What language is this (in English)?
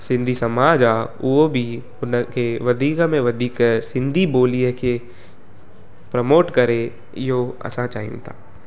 Sindhi